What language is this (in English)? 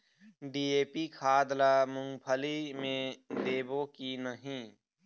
Chhattisgarhi